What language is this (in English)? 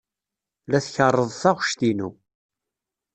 Kabyle